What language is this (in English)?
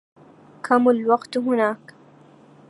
Arabic